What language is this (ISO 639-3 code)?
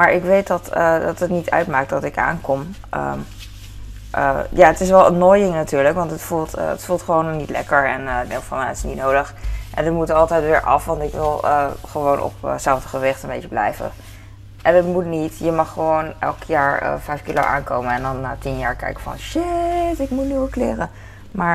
nld